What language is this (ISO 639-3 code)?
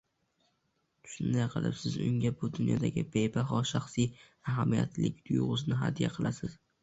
uzb